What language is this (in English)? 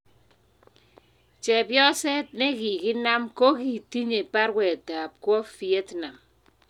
Kalenjin